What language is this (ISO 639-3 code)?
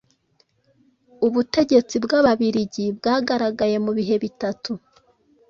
kin